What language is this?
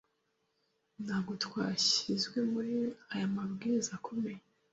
Kinyarwanda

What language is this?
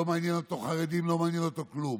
Hebrew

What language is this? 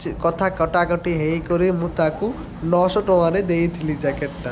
Odia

